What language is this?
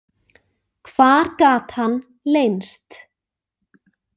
Icelandic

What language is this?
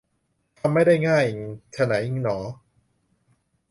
Thai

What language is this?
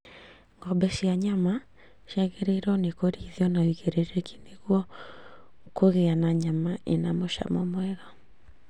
Kikuyu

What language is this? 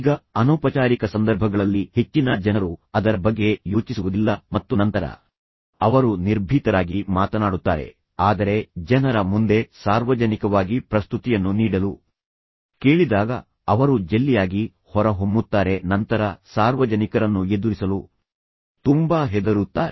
Kannada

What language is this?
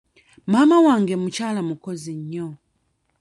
Ganda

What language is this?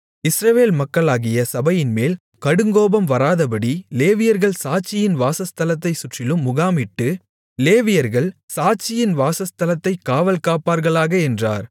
Tamil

